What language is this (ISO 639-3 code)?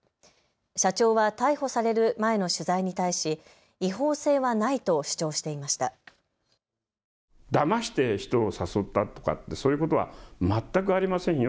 jpn